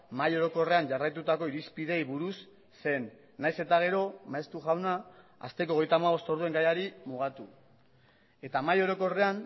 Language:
Basque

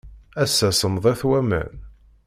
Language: Kabyle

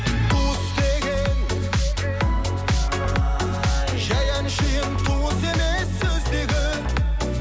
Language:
Kazakh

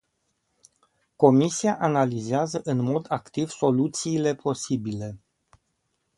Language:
Romanian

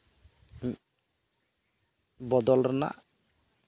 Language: Santali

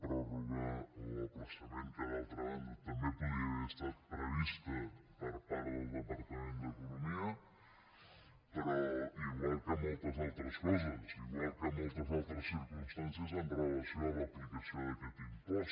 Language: Catalan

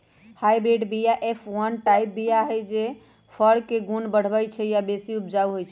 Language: Magahi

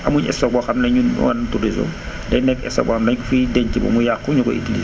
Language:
Wolof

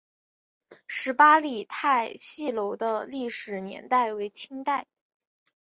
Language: Chinese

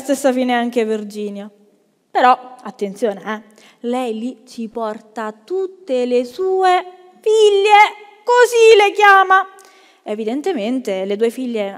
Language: Italian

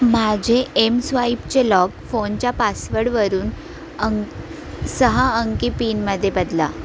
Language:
Marathi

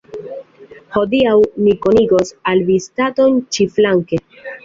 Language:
Esperanto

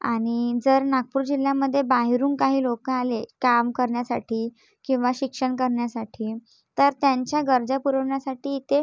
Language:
Marathi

